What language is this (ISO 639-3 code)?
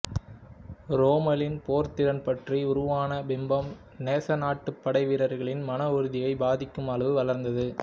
tam